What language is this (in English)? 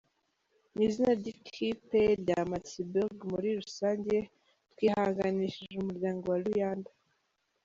Kinyarwanda